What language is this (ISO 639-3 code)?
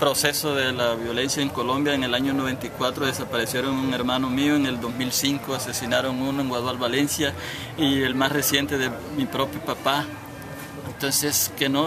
spa